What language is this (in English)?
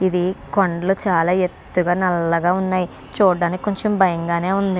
Telugu